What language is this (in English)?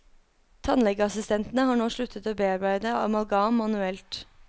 Norwegian